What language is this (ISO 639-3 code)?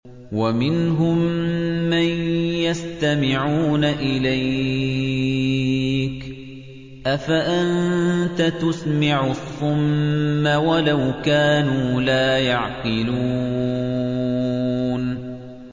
ara